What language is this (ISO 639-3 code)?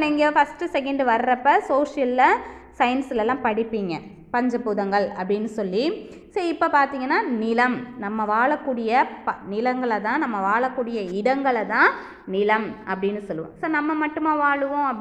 hin